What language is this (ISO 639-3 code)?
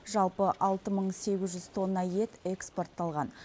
kaz